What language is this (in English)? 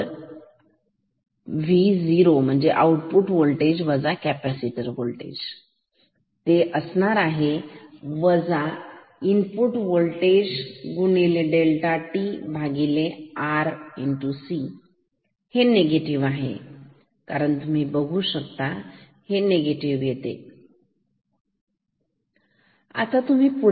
Marathi